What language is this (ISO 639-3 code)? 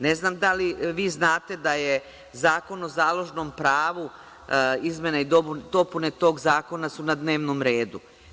srp